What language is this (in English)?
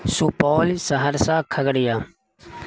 Urdu